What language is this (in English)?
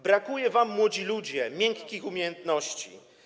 Polish